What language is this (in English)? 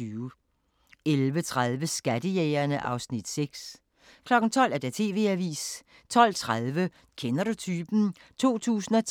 Danish